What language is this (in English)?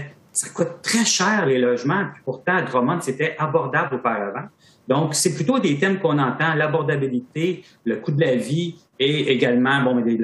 French